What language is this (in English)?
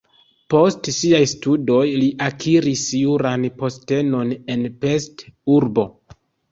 Esperanto